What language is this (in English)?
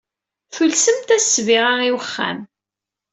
Kabyle